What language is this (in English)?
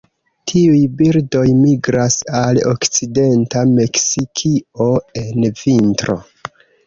Esperanto